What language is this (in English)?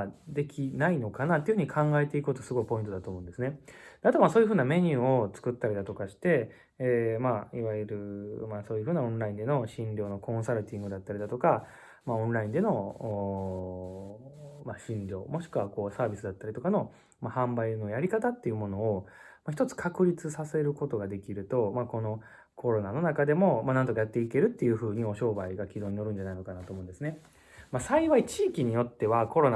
Japanese